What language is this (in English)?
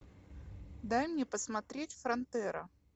Russian